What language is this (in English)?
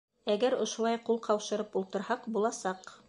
Bashkir